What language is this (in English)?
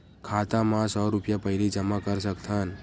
Chhattisgarhi